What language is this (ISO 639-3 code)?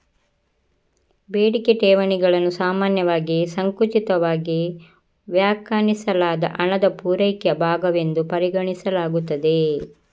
kan